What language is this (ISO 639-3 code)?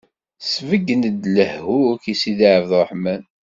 kab